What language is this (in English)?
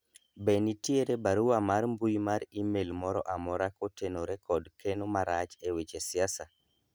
Luo (Kenya and Tanzania)